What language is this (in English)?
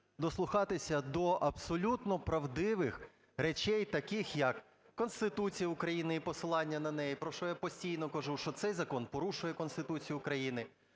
Ukrainian